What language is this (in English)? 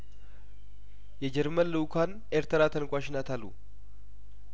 Amharic